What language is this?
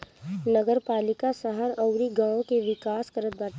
Bhojpuri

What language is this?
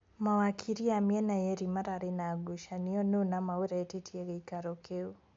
Kikuyu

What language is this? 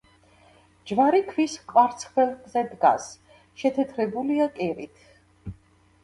Georgian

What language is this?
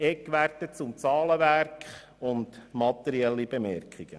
Swiss German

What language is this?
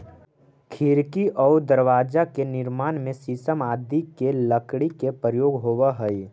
Magahi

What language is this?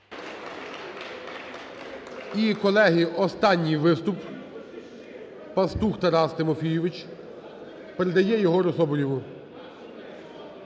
Ukrainian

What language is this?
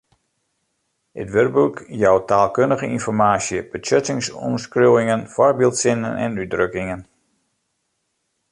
Western Frisian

